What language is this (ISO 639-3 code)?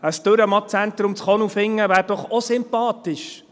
gsw